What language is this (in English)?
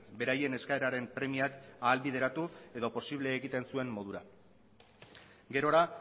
Basque